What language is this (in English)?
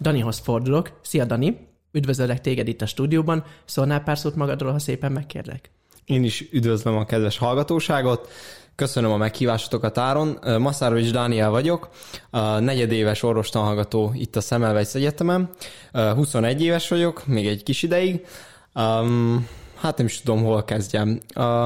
Hungarian